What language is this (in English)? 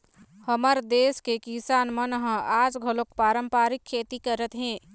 Chhattisgarhi